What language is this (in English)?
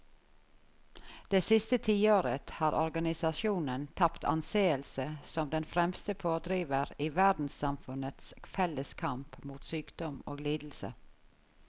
Norwegian